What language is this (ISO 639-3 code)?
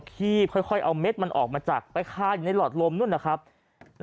tha